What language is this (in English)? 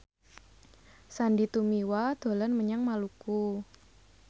Javanese